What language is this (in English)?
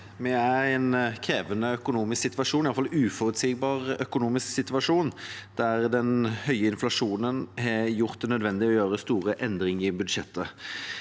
Norwegian